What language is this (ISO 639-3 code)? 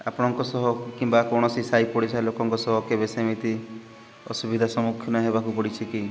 ori